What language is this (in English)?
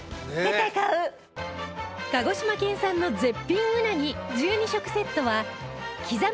Japanese